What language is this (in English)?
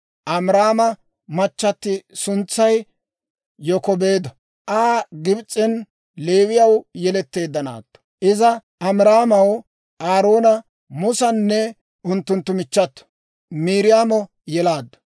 Dawro